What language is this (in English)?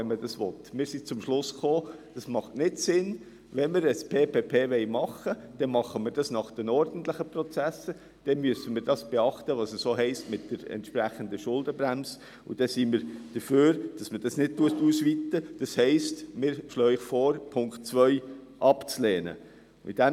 Swiss German